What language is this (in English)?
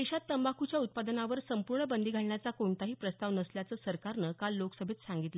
Marathi